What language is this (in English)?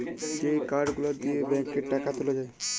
Bangla